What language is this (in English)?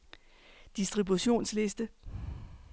Danish